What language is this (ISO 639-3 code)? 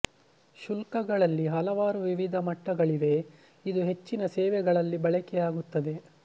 kan